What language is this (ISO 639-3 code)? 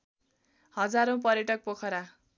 nep